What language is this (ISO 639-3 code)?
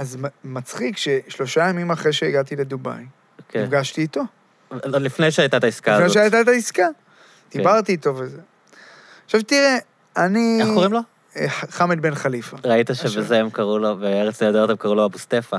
heb